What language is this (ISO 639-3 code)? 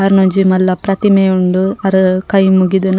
tcy